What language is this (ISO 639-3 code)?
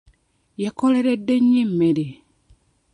lug